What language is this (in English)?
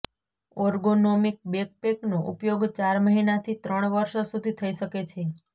Gujarati